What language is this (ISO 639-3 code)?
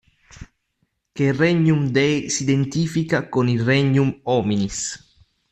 ita